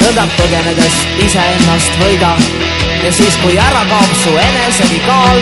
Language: Latvian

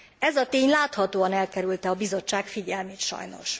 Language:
Hungarian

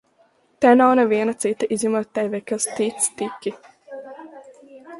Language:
Latvian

